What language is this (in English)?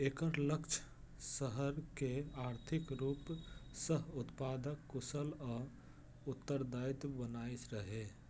Maithili